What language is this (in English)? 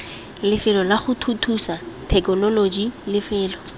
Tswana